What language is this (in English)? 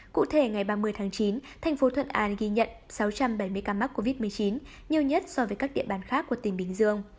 Vietnamese